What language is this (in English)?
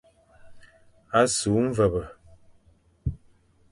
Fang